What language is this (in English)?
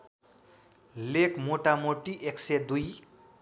Nepali